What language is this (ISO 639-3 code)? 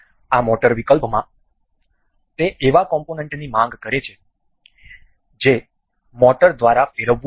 guj